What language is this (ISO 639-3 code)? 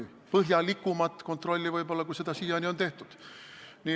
est